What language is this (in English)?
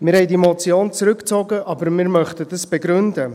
Swiss German